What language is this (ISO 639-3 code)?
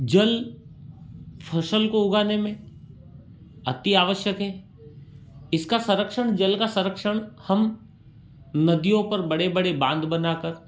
hin